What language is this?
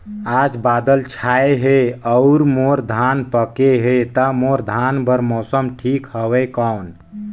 Chhattisgarhi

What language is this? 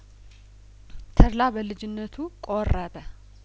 Amharic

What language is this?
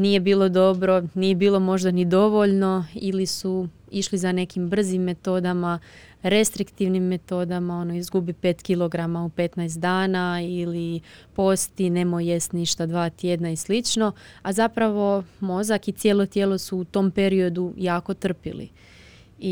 Croatian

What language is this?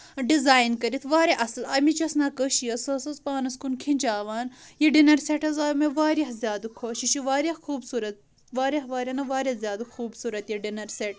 Kashmiri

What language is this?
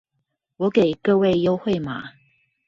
Chinese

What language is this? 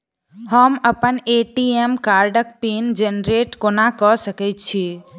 Maithili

